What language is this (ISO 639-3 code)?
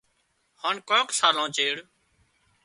kxp